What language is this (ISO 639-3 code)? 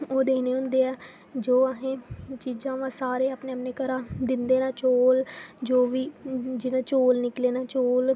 doi